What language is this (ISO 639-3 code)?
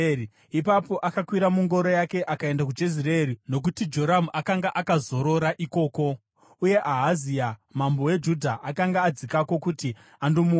sna